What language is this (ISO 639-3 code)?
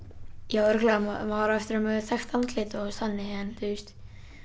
isl